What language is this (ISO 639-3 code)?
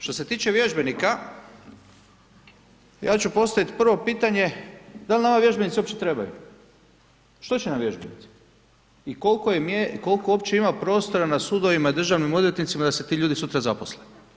hrv